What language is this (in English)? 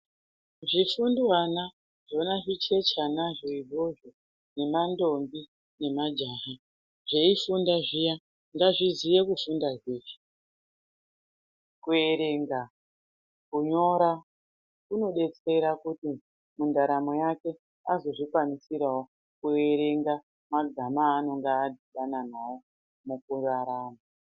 Ndau